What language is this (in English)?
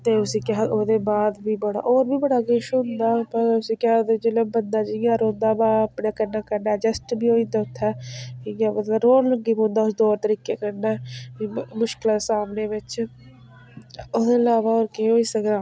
Dogri